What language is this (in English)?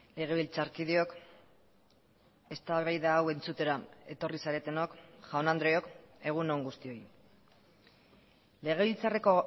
Basque